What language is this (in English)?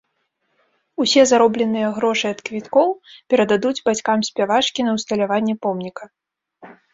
Belarusian